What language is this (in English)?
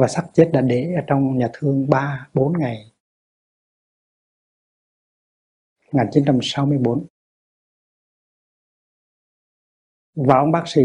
Vietnamese